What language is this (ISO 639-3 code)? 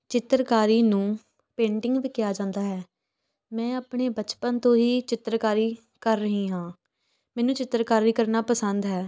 pan